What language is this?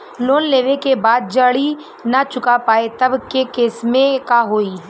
Bhojpuri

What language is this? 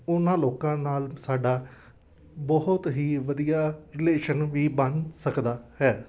Punjabi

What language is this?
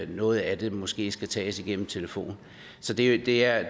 Danish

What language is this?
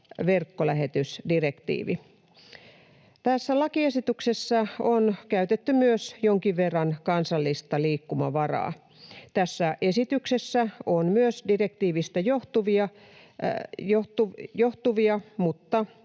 Finnish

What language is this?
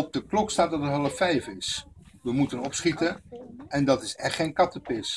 Dutch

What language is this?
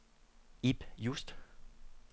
Danish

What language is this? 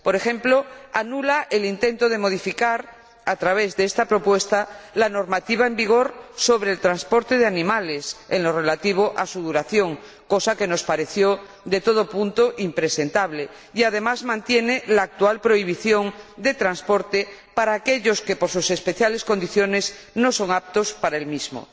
Spanish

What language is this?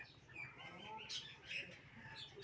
Magahi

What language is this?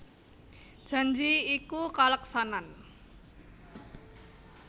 Javanese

